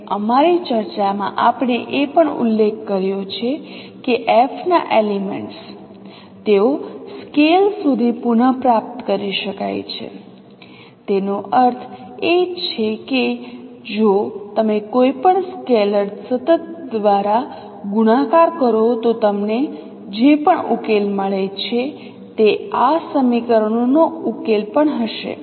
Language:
Gujarati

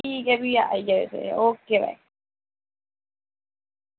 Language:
Dogri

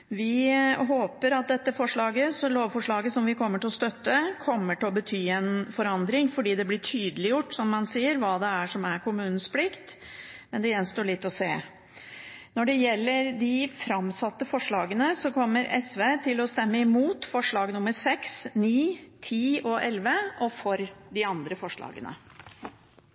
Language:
Norwegian Bokmål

